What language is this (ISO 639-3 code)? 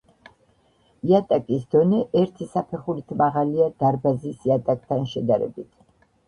kat